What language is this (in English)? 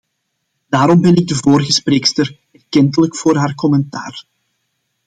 Dutch